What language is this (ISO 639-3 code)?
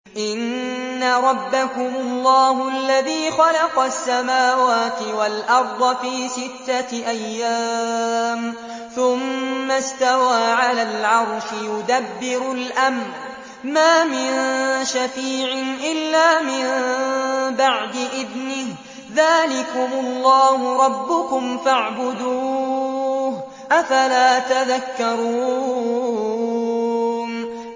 ara